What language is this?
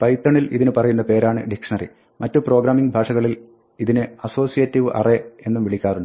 Malayalam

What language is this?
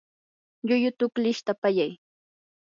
Yanahuanca Pasco Quechua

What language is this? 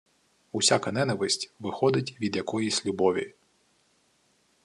Ukrainian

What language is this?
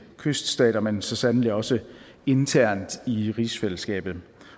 Danish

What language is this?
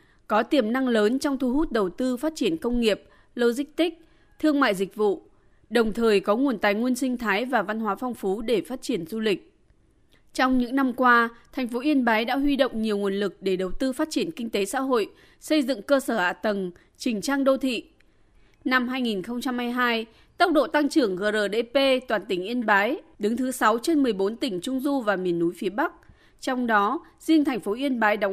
Vietnamese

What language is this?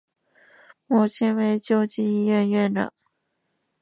Chinese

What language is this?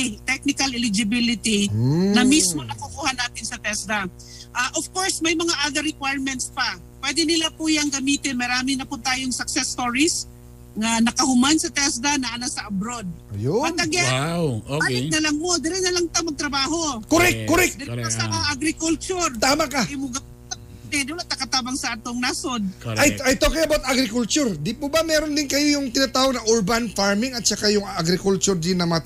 Filipino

